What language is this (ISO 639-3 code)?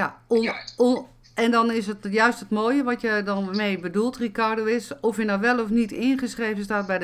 nld